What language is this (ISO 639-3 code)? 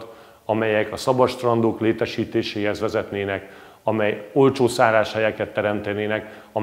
hun